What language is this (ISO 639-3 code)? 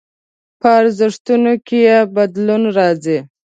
pus